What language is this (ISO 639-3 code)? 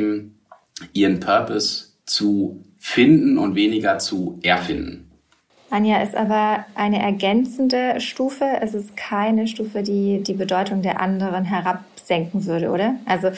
deu